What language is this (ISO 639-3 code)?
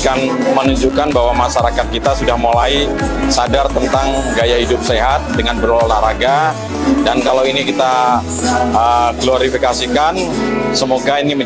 ind